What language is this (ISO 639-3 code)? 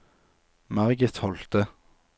nor